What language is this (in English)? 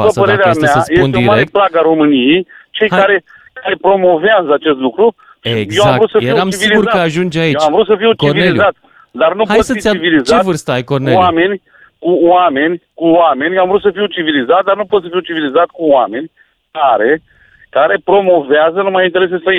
Romanian